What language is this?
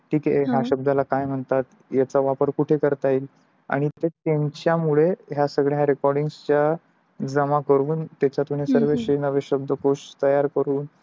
Marathi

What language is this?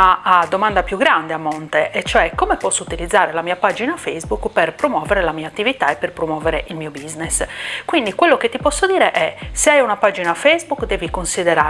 Italian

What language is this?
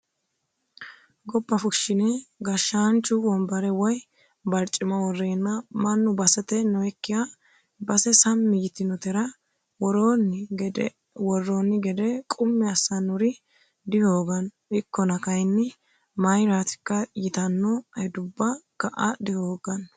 Sidamo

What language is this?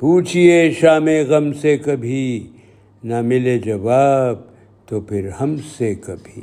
Urdu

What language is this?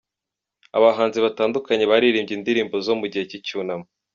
Kinyarwanda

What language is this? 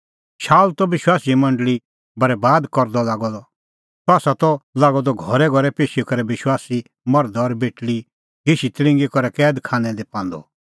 Kullu Pahari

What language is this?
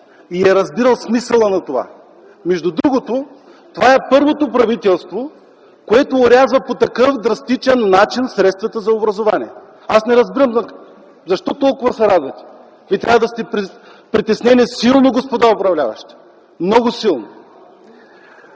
Bulgarian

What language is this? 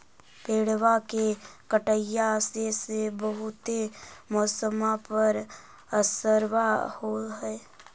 Magahi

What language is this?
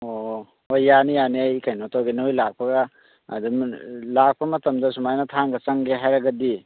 Manipuri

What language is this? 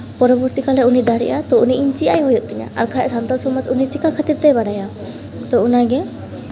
Santali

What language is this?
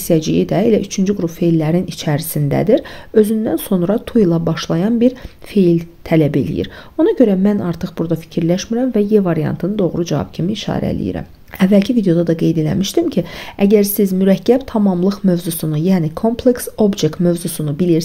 Turkish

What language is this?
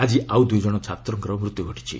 Odia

